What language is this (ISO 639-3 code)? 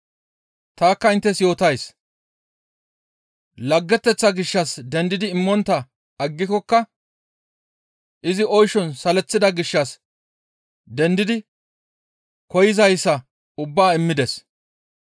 gmv